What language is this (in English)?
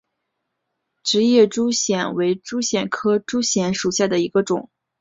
Chinese